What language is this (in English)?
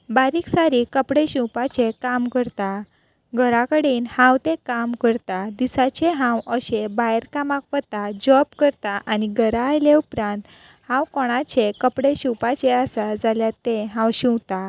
Konkani